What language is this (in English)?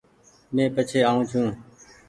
Goaria